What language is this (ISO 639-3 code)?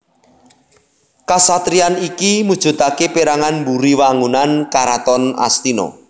jav